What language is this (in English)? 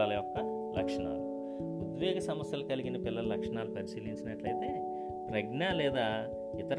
Telugu